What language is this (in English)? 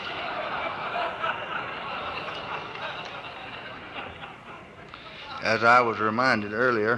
English